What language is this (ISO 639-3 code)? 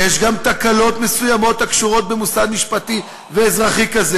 heb